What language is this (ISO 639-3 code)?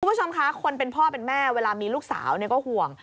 tha